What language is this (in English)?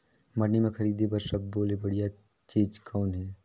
Chhattisgarhi